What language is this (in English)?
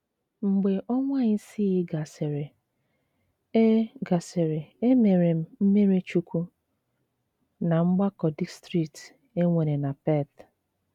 Igbo